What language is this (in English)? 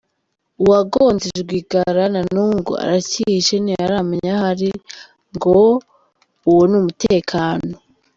Kinyarwanda